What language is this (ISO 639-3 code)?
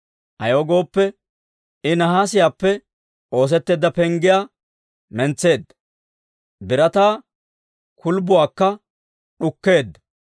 dwr